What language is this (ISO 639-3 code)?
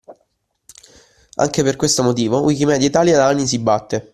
ita